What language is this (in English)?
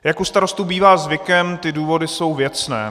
Czech